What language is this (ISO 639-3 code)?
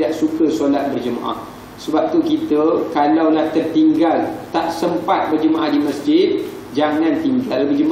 msa